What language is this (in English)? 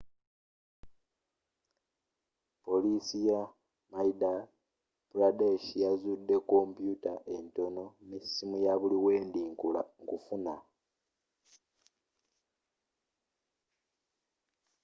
Ganda